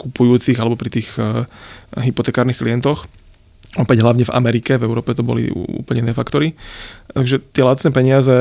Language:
Slovak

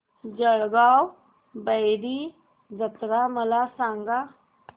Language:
Marathi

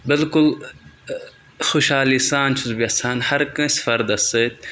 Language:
Kashmiri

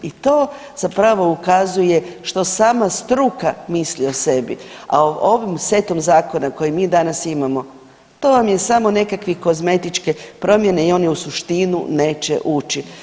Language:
Croatian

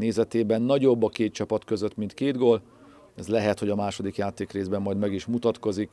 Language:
Hungarian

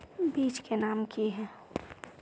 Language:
Magahi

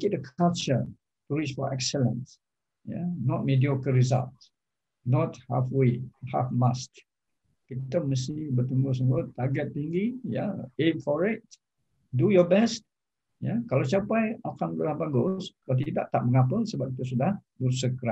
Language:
Malay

